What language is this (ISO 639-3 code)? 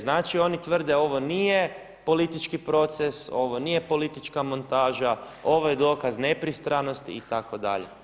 hrv